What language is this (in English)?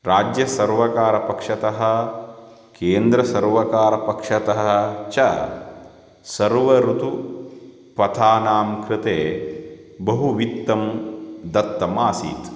Sanskrit